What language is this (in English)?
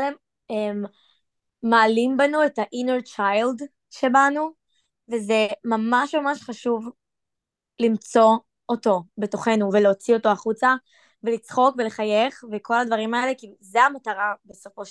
Hebrew